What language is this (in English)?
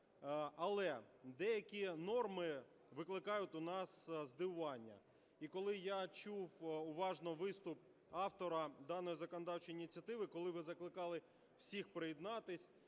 Ukrainian